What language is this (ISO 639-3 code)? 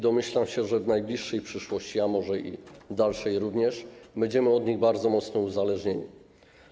pol